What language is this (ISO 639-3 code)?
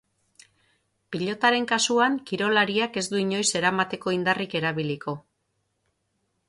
eus